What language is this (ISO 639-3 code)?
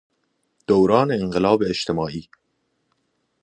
fas